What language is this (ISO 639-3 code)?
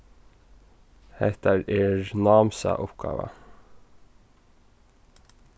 fao